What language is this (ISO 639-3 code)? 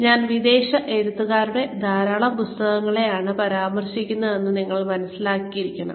mal